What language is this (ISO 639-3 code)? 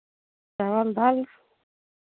mai